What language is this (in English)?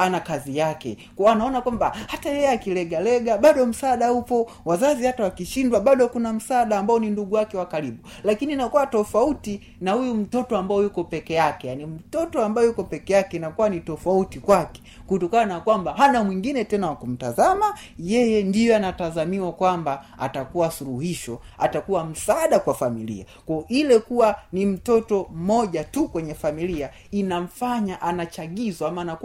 Swahili